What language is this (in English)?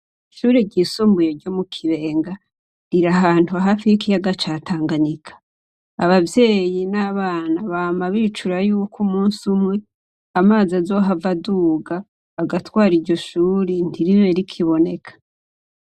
Rundi